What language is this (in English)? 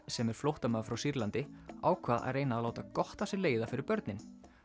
Icelandic